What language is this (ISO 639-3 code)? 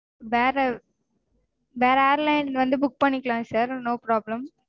tam